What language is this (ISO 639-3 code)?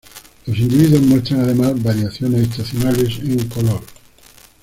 spa